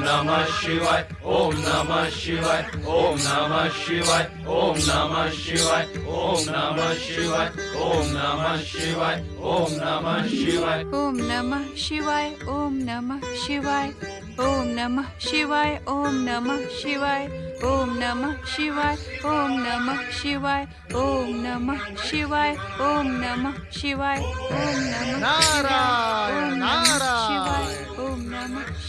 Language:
Hindi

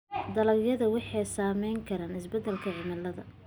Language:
Somali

